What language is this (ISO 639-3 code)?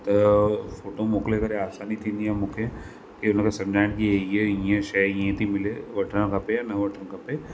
snd